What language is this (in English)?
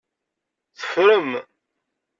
Kabyle